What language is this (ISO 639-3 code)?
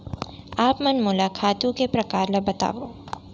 hne